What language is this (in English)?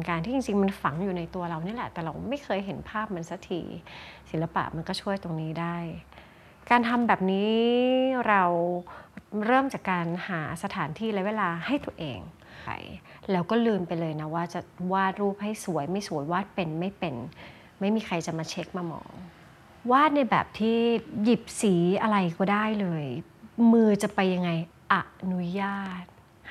Thai